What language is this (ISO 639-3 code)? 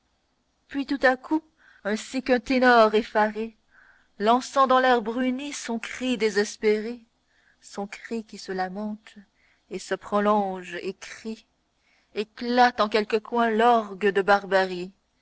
fra